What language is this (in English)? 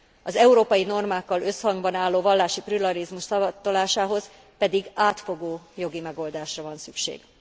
Hungarian